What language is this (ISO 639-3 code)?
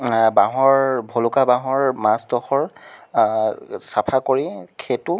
asm